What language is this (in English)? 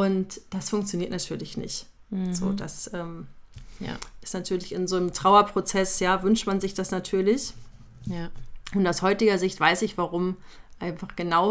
German